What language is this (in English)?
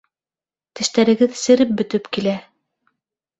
Bashkir